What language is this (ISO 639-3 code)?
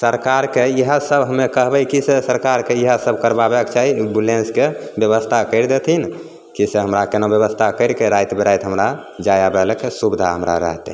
mai